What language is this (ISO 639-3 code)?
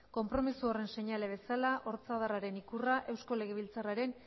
eus